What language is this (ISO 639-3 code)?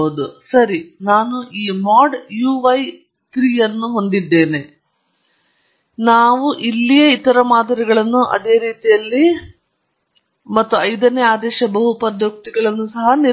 kan